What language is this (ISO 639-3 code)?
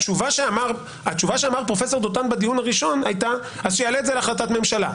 heb